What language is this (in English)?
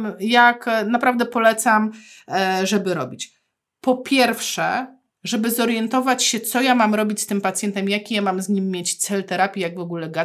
Polish